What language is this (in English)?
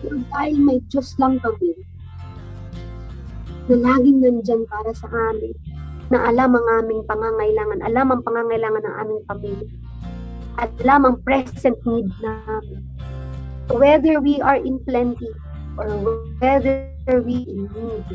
Filipino